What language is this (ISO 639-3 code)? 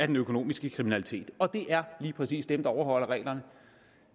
dan